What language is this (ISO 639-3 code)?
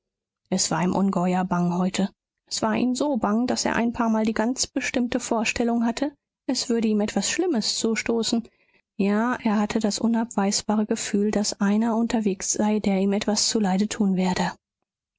deu